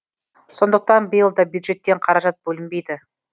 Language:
Kazakh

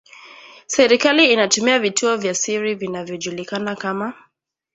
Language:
Swahili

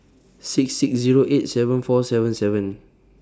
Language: English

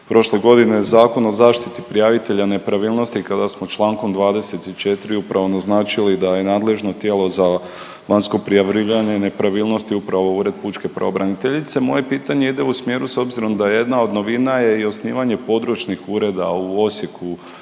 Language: Croatian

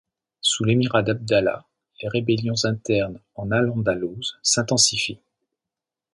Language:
French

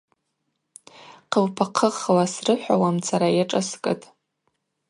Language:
Abaza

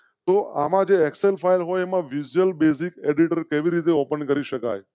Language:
Gujarati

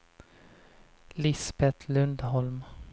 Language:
Swedish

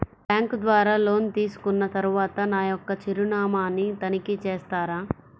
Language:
Telugu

